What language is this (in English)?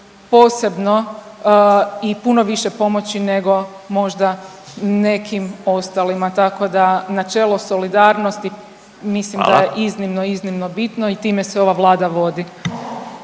Croatian